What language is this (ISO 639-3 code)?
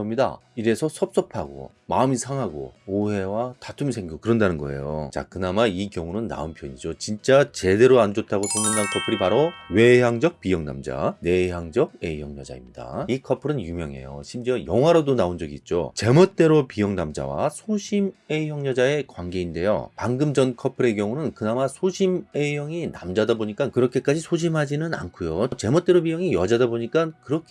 kor